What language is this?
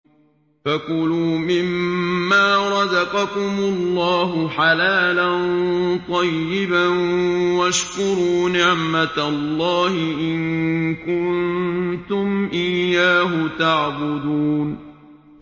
Arabic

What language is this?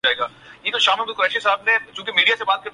Urdu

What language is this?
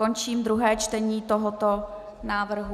Czech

